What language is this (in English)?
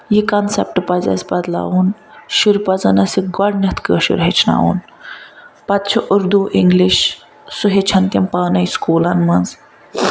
Kashmiri